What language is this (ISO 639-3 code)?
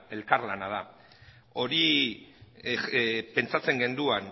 eus